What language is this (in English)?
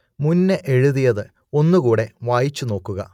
Malayalam